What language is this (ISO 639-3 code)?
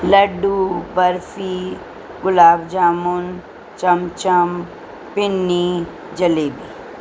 urd